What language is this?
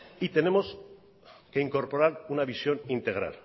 Spanish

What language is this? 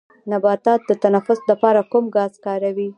Pashto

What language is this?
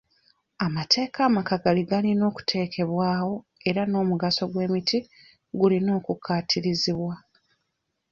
Ganda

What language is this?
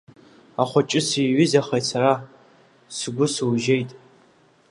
Abkhazian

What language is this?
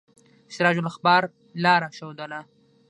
Pashto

